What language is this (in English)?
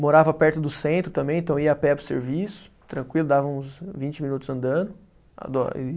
Portuguese